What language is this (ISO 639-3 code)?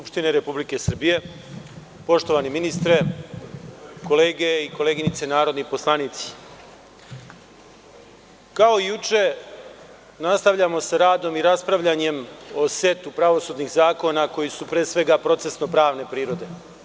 srp